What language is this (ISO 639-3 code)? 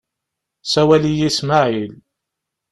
kab